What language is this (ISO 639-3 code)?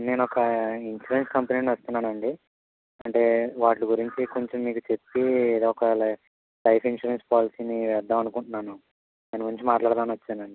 tel